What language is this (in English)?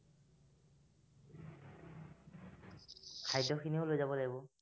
Assamese